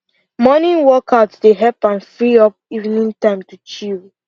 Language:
Nigerian Pidgin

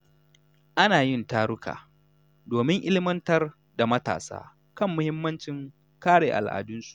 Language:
Hausa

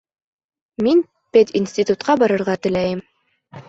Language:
Bashkir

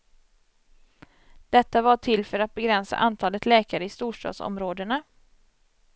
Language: Swedish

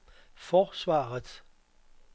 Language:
Danish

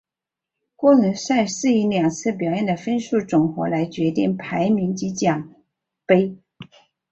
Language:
Chinese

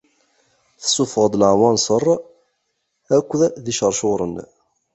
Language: Kabyle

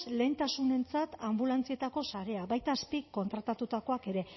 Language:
Basque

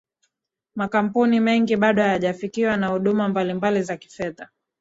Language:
Swahili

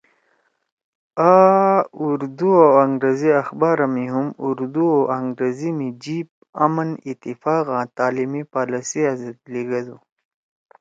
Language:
Torwali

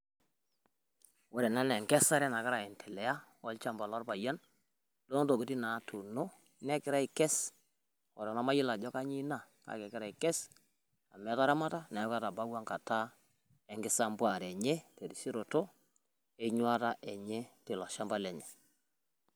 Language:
Masai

